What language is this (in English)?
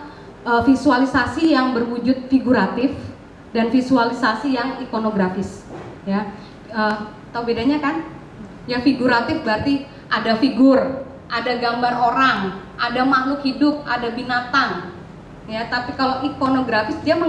Indonesian